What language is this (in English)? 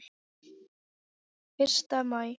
Icelandic